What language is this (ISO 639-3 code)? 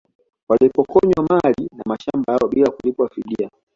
swa